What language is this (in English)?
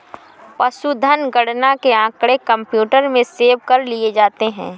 Hindi